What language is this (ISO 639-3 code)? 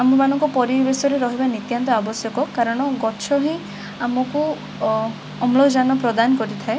ori